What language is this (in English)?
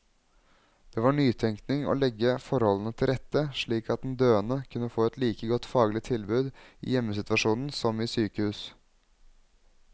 Norwegian